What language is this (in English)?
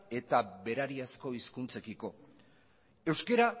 Basque